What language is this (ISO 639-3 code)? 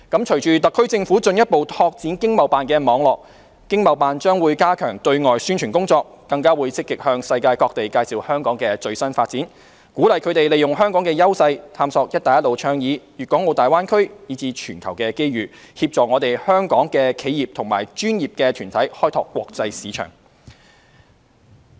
yue